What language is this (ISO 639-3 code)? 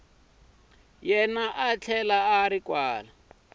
tso